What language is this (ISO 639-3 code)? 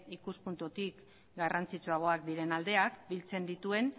eus